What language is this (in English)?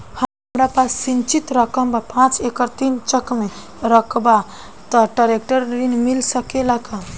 Bhojpuri